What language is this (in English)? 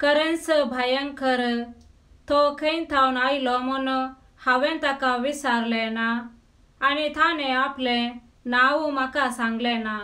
Romanian